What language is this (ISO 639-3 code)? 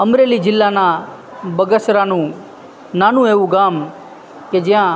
guj